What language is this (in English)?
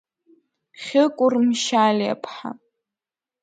Abkhazian